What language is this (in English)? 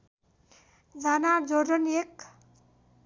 Nepali